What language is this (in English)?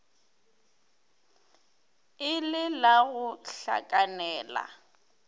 Northern Sotho